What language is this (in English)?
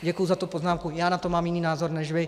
Czech